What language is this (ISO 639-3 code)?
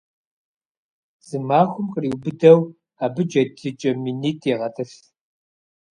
kbd